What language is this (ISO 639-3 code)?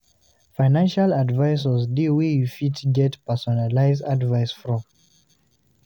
pcm